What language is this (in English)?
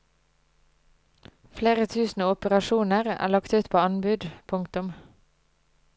Norwegian